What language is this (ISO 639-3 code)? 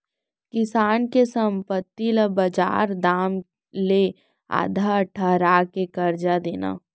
hne